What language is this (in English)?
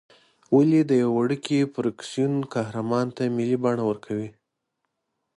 Pashto